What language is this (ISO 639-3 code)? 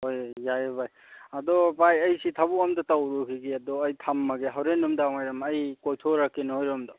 mni